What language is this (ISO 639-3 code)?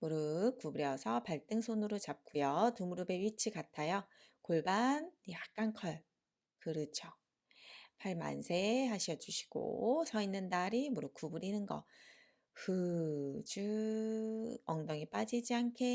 kor